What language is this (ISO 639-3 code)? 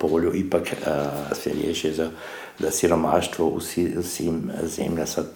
hrv